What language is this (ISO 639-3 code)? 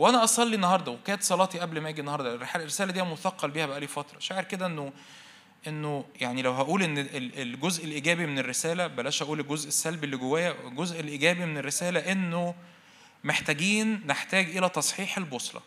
ara